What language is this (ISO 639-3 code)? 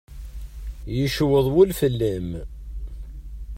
kab